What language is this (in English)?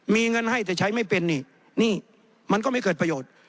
Thai